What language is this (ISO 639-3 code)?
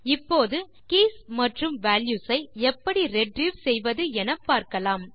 tam